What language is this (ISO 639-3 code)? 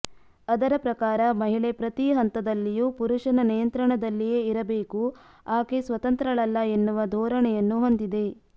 kan